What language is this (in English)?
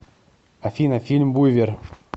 Russian